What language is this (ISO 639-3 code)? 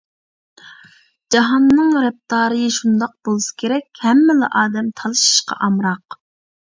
uig